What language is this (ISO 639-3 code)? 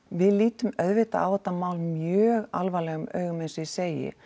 isl